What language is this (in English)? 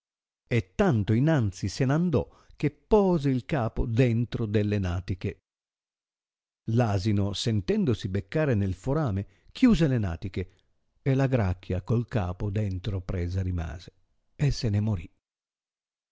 Italian